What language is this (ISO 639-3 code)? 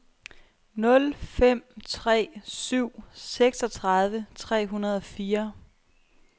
dan